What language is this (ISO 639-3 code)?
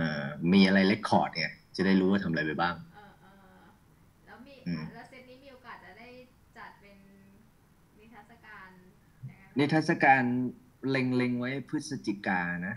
tha